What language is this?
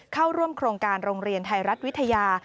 Thai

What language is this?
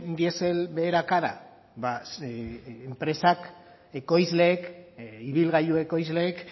Basque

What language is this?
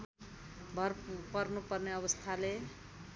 Nepali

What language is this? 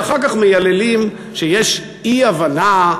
Hebrew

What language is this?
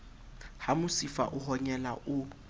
Southern Sotho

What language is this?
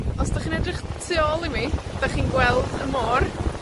Welsh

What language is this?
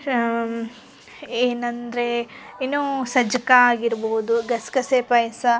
Kannada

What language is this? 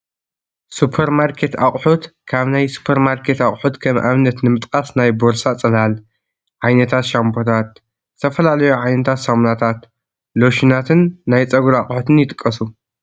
Tigrinya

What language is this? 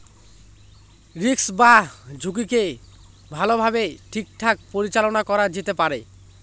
Bangla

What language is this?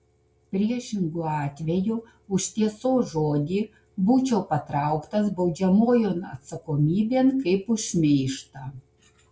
Lithuanian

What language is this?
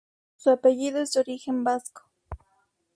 Spanish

